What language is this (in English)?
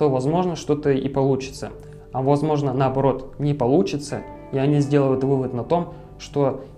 Russian